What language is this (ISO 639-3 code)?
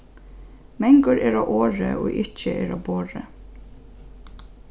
fao